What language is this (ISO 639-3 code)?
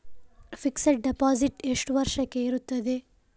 kan